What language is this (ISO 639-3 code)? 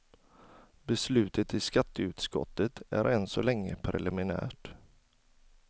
swe